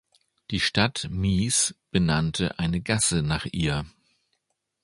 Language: German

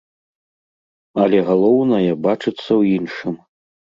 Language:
Belarusian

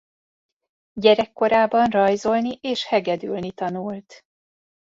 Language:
Hungarian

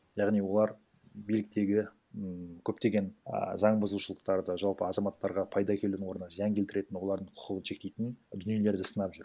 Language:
Kazakh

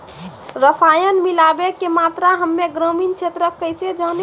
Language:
Maithili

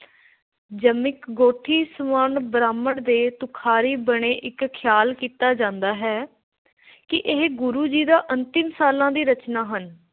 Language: Punjabi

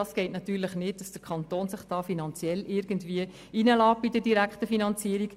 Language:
Swiss German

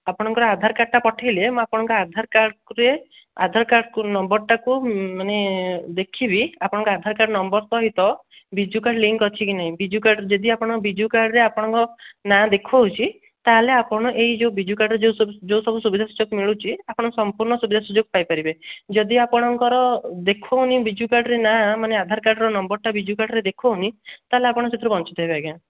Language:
Odia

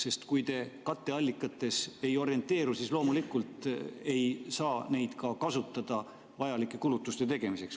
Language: Estonian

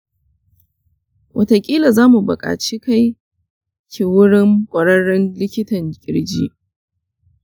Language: Hausa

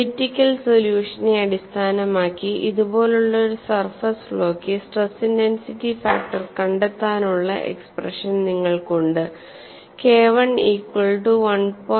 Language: Malayalam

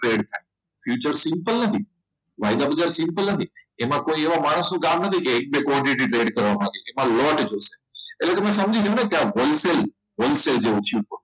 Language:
Gujarati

